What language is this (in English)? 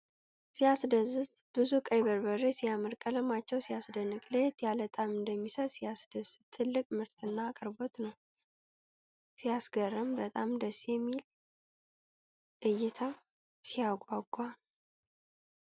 Amharic